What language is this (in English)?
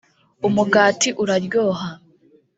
Kinyarwanda